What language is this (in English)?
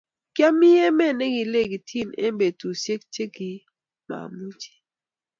Kalenjin